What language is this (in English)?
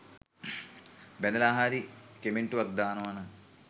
Sinhala